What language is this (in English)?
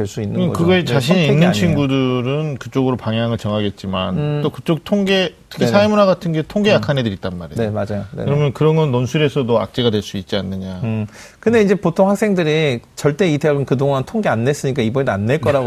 Korean